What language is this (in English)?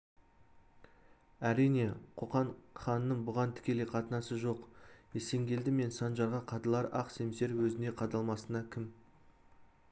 Kazakh